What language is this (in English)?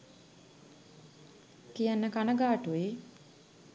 Sinhala